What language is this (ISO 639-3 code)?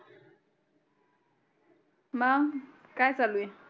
mar